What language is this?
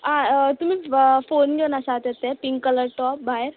Konkani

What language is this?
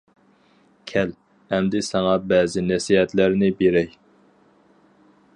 Uyghur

